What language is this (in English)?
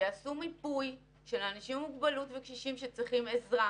Hebrew